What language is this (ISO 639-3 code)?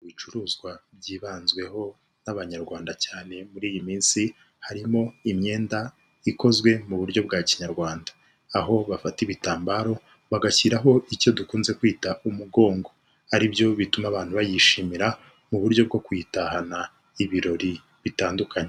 kin